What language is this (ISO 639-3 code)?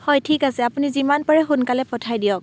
asm